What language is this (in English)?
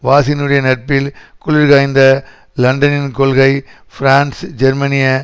Tamil